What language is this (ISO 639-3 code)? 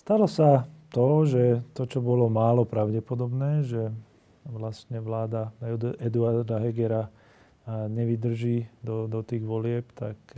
slk